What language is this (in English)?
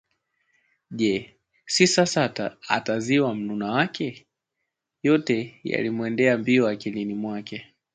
Swahili